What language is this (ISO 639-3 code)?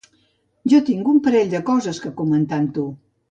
cat